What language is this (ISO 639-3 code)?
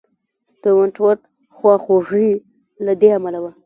pus